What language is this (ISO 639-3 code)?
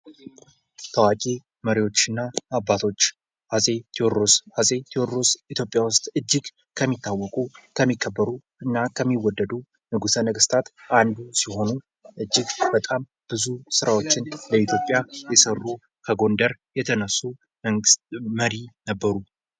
amh